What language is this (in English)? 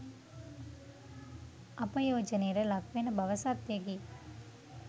Sinhala